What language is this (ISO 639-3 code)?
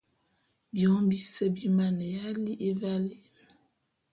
bum